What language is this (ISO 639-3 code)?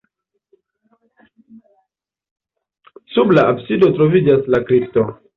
epo